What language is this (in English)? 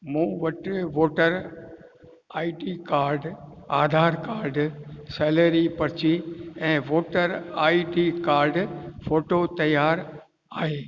Sindhi